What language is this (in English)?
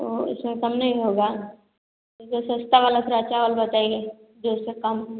Hindi